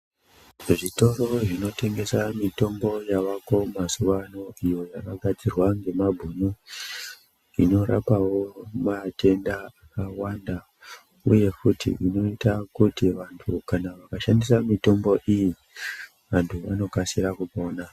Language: Ndau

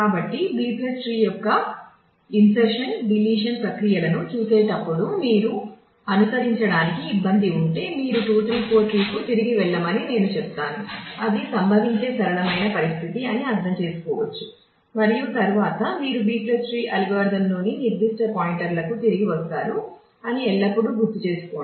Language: Telugu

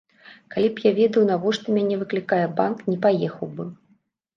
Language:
Belarusian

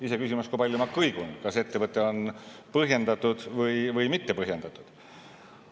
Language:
Estonian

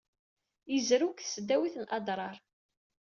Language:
Kabyle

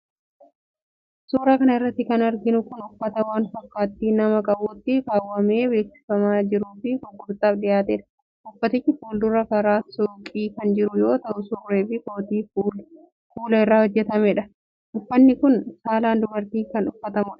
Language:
Oromo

